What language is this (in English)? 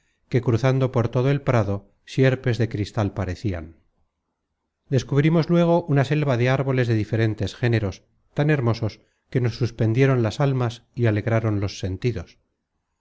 Spanish